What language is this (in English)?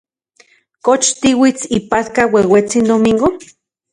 Central Puebla Nahuatl